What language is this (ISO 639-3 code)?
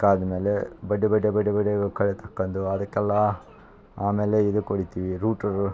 kan